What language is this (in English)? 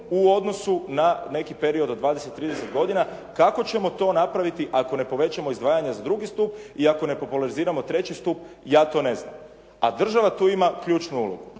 Croatian